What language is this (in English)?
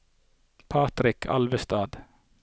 Norwegian